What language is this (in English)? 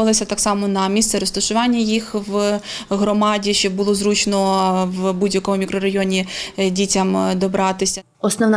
Ukrainian